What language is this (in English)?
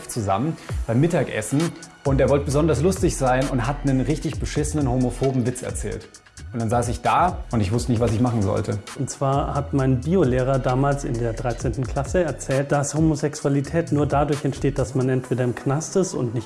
German